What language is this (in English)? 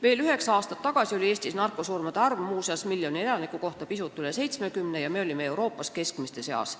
Estonian